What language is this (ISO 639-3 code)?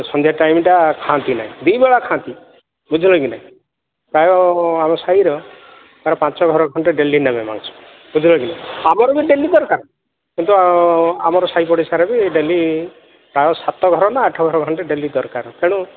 ori